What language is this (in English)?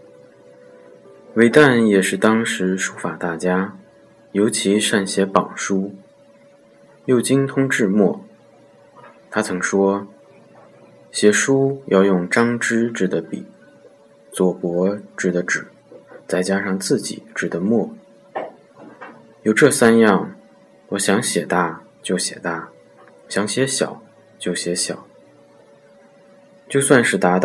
Chinese